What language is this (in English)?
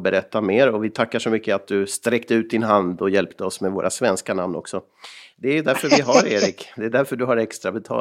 Swedish